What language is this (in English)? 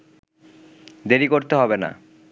Bangla